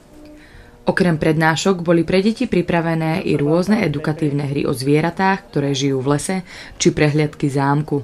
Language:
Slovak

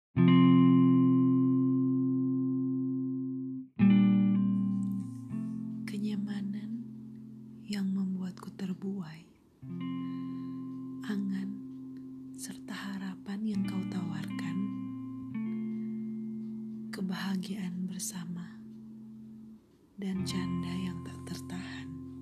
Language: Indonesian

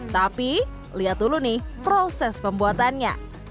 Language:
Indonesian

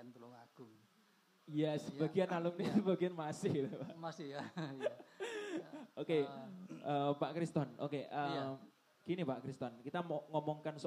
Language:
Indonesian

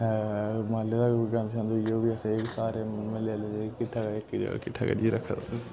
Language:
Dogri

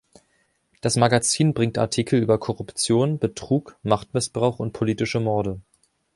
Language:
German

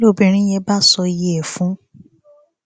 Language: Yoruba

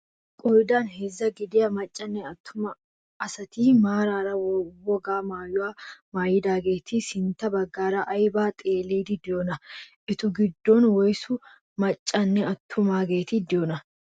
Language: Wolaytta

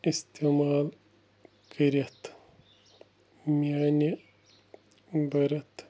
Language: Kashmiri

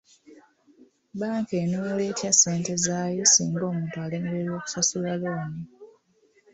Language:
Ganda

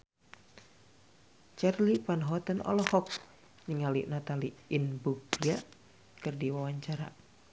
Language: Sundanese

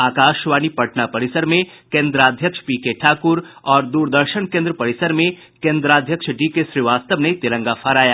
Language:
Hindi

